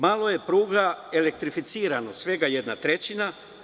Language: Serbian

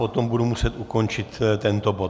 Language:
Czech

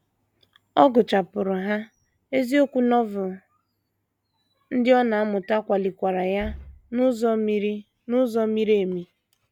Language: Igbo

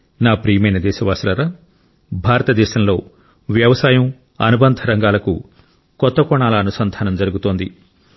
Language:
Telugu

